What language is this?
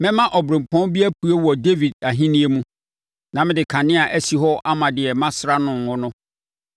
Akan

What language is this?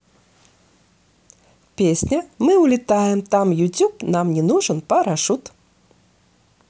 Russian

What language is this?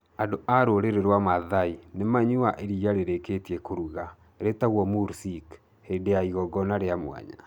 Kikuyu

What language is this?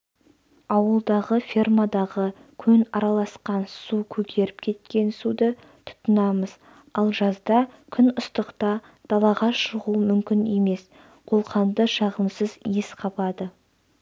Kazakh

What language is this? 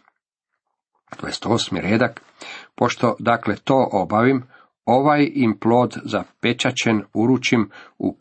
Croatian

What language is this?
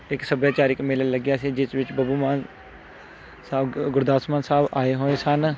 Punjabi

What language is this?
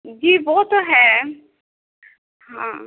Urdu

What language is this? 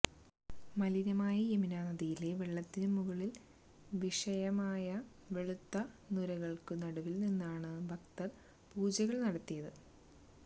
Malayalam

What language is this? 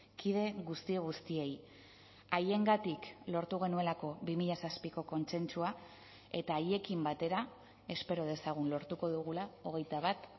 Basque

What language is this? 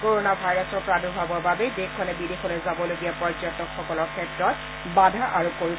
Assamese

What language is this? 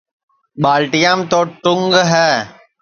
Sansi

